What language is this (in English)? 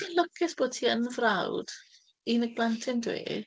Welsh